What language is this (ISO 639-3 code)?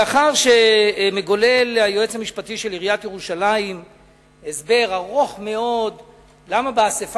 heb